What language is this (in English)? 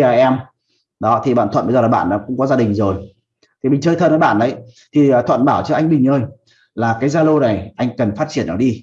Vietnamese